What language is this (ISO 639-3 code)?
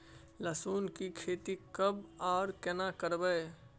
mai